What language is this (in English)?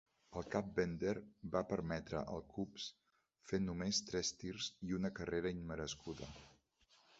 Catalan